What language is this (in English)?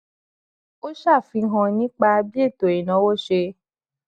Yoruba